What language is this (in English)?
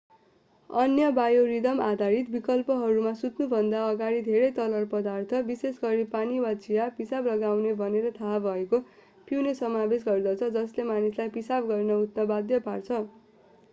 Nepali